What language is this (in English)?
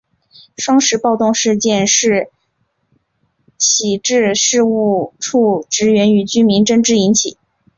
Chinese